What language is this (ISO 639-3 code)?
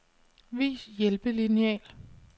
dan